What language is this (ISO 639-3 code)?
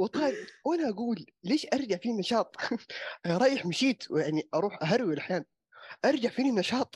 ara